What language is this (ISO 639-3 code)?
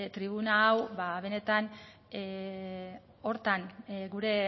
eus